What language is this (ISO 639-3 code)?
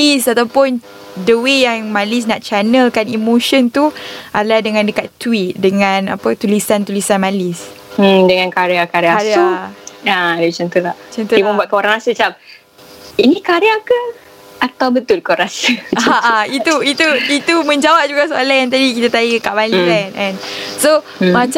msa